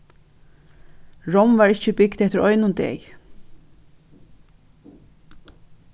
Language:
Faroese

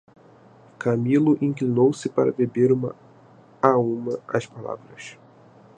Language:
Portuguese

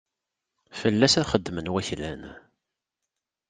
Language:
Kabyle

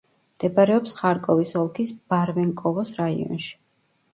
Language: Georgian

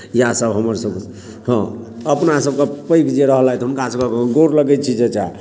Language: Maithili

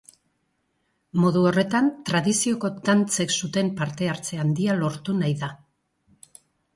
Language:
Basque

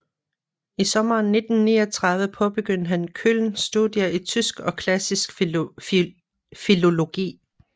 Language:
Danish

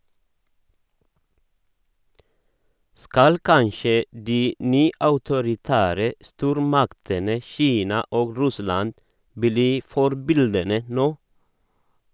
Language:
Norwegian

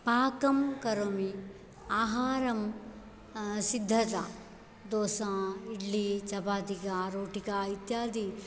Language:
Sanskrit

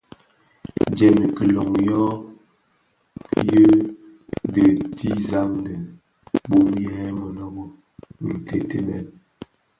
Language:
Bafia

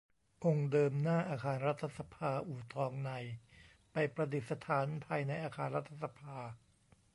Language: Thai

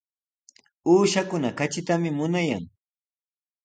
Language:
Sihuas Ancash Quechua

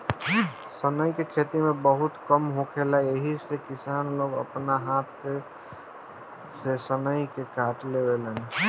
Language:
Bhojpuri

